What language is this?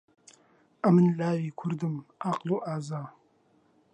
Central Kurdish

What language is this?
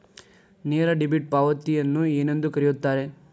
Kannada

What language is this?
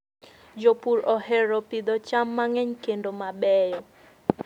Luo (Kenya and Tanzania)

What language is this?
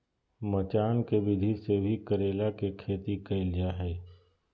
Magahi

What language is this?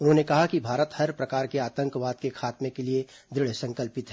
Hindi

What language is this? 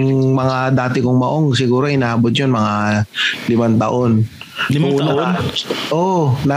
Filipino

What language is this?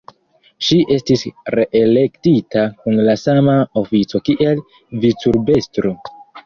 Esperanto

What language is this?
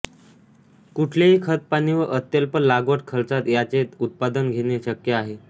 Marathi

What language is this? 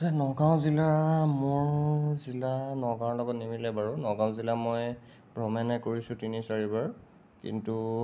Assamese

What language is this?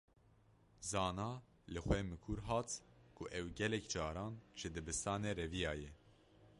Kurdish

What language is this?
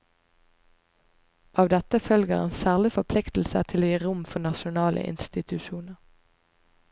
Norwegian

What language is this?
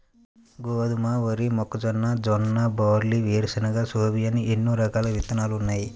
Telugu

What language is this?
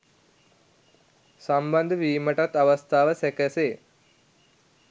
Sinhala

